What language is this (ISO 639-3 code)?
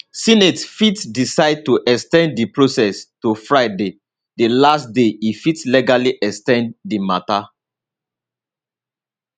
pcm